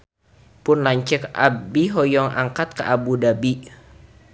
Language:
Sundanese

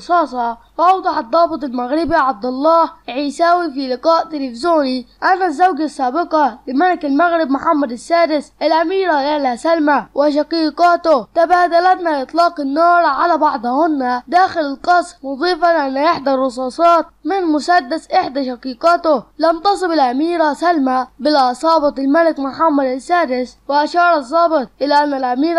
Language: Arabic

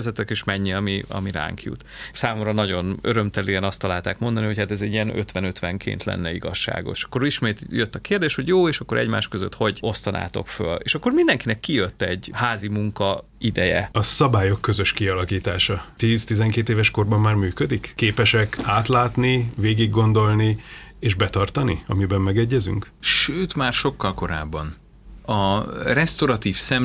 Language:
Hungarian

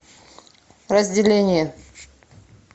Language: Russian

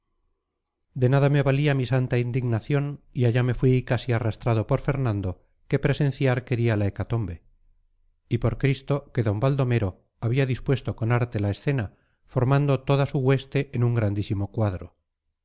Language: Spanish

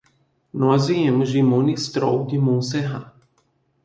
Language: Portuguese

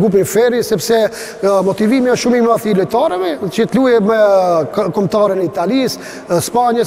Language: Romanian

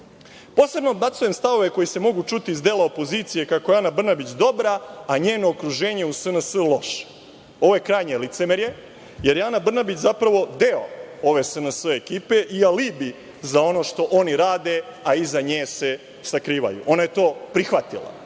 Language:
Serbian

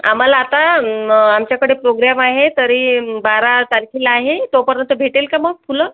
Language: Marathi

